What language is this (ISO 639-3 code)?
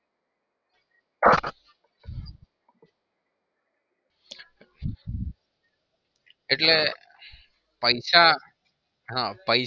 guj